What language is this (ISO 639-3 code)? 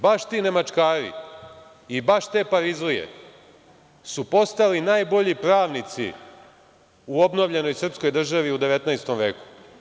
srp